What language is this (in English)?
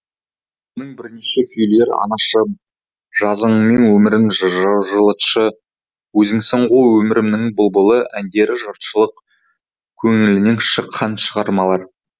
Kazakh